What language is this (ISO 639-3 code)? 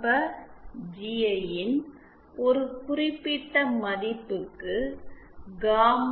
tam